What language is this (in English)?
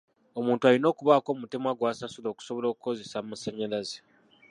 Ganda